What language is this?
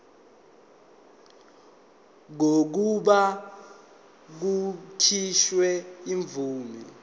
Zulu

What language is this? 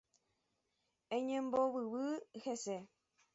Guarani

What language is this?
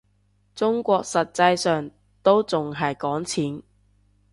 Cantonese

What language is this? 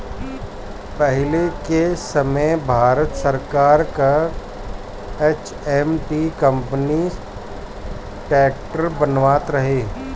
Bhojpuri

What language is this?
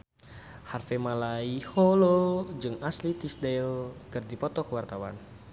Sundanese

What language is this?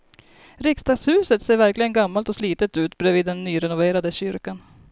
Swedish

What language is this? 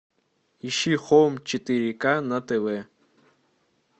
Russian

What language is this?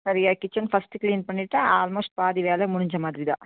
Tamil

